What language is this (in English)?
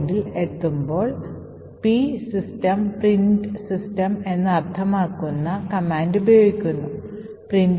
Malayalam